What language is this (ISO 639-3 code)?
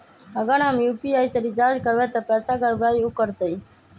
mag